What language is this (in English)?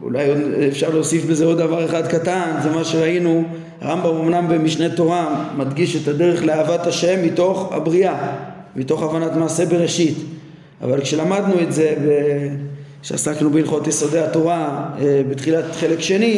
Hebrew